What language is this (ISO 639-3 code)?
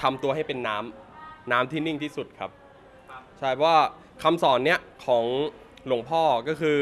tha